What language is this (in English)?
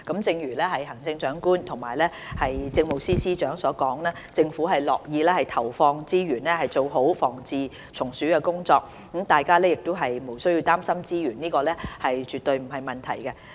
Cantonese